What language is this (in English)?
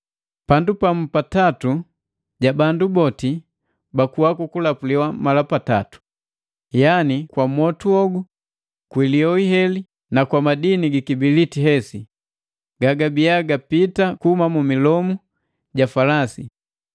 Matengo